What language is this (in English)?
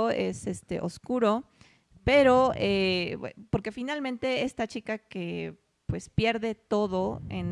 Spanish